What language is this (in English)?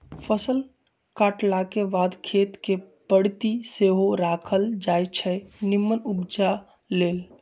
Magahi